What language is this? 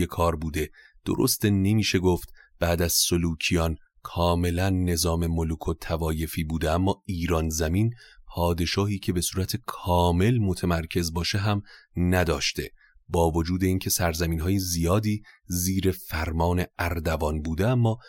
Persian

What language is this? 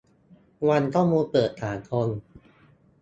Thai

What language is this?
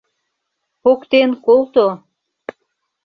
Mari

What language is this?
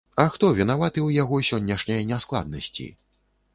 Belarusian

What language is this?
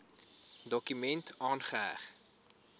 Afrikaans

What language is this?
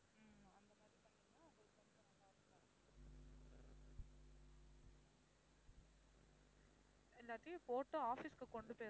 Tamil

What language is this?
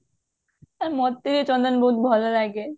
Odia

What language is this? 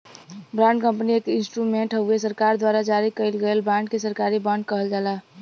Bhojpuri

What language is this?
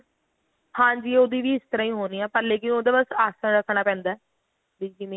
Punjabi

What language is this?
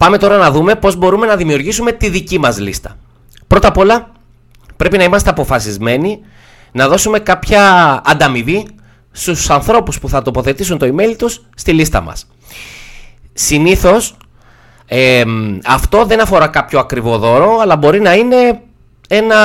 Greek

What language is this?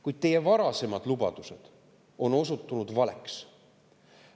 Estonian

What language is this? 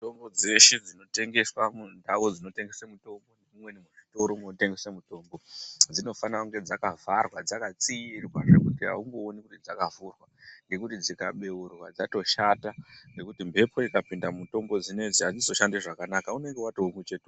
Ndau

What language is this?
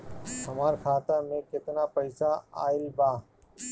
Bhojpuri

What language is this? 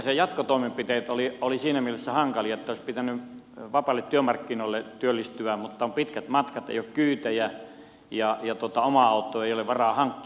Finnish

